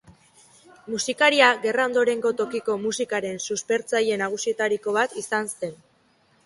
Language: Basque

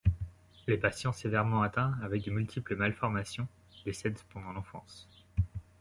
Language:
French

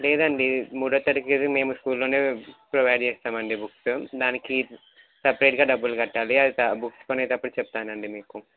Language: Telugu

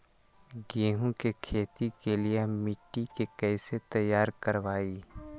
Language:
Magahi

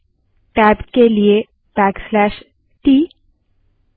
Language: Hindi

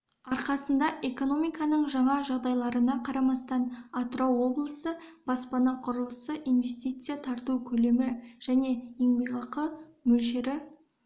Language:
Kazakh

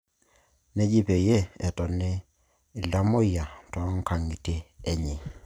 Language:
Masai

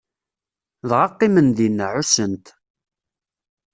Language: Kabyle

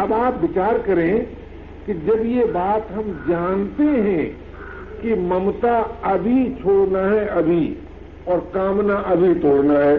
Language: Hindi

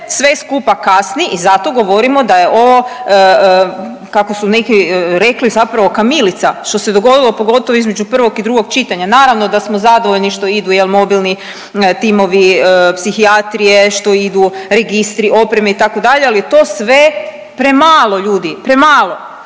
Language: Croatian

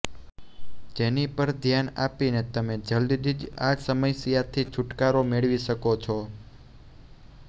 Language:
Gujarati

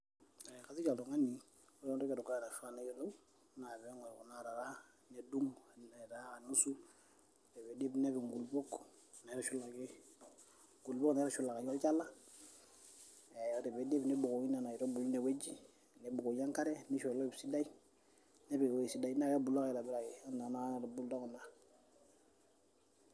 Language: Masai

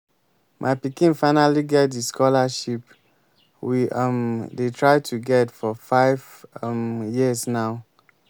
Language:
Nigerian Pidgin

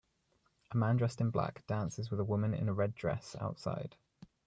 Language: English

